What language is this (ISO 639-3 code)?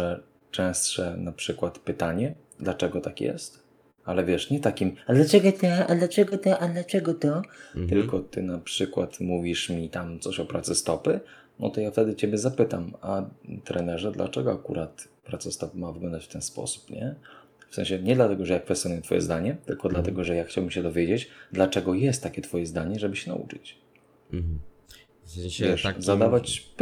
pol